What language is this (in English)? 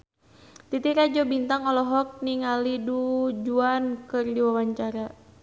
Sundanese